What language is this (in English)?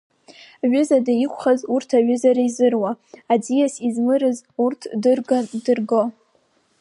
Abkhazian